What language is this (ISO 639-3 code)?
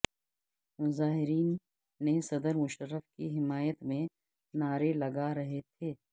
urd